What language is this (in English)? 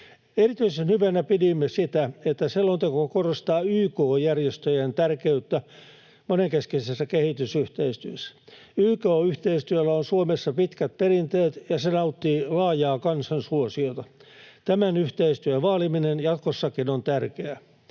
Finnish